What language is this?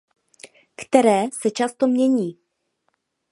Czech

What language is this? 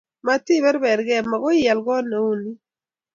Kalenjin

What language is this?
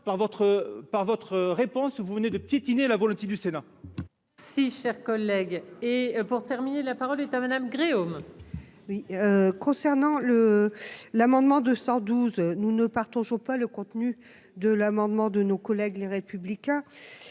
French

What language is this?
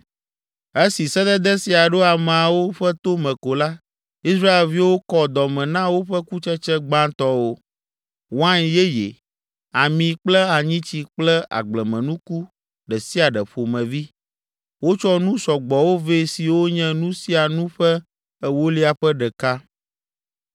Ewe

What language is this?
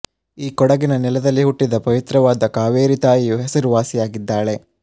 Kannada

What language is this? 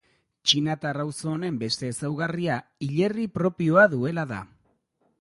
Basque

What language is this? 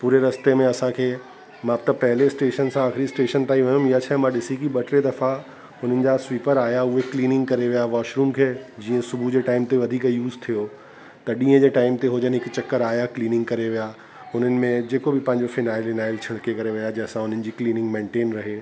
Sindhi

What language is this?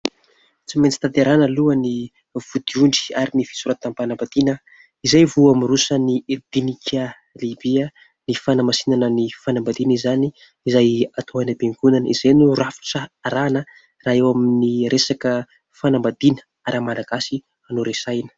Malagasy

